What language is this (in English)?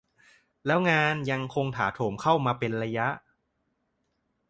Thai